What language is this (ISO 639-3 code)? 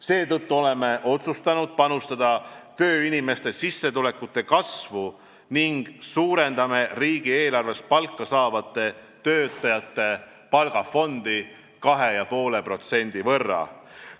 est